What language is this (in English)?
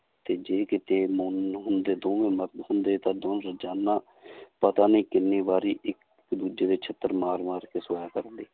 Punjabi